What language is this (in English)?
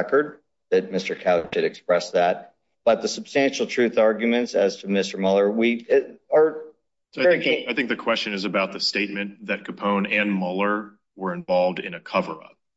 English